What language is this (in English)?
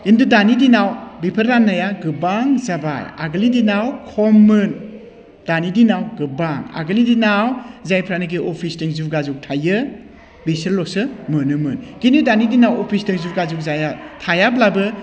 Bodo